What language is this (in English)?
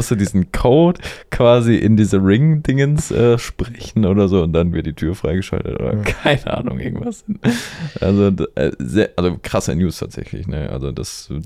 German